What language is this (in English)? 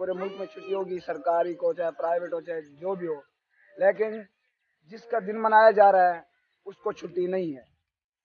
Urdu